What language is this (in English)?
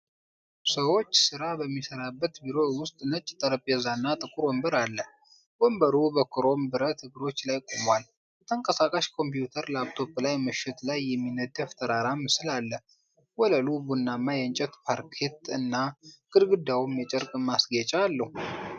Amharic